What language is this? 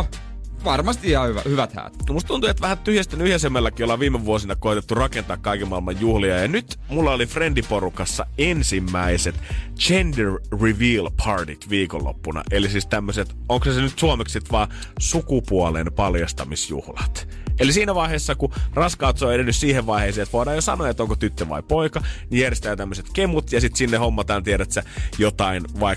Finnish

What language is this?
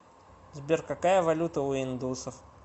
Russian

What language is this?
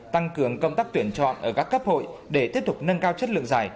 Vietnamese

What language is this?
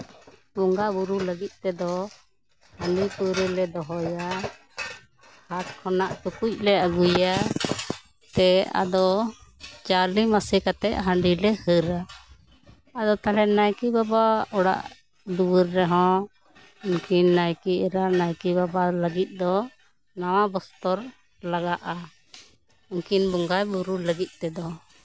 Santali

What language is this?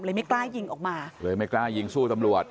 Thai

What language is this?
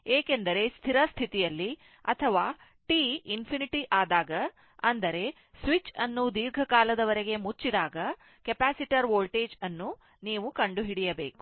Kannada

